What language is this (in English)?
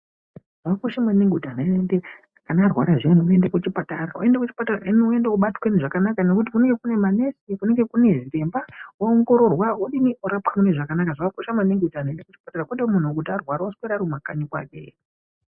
Ndau